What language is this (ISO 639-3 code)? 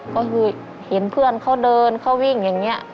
tha